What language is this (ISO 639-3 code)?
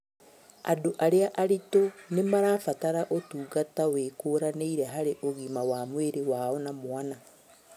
kik